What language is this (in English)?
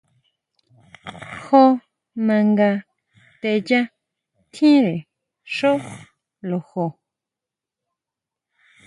Huautla Mazatec